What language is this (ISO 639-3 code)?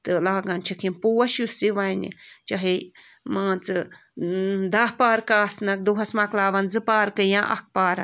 kas